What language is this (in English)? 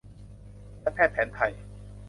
Thai